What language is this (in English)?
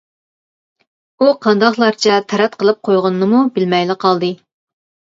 Uyghur